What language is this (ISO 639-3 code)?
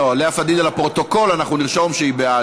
heb